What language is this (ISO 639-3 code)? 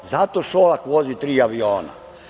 srp